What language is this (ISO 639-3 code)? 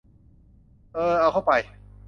tha